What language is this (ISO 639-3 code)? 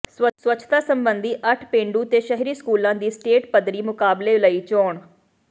pan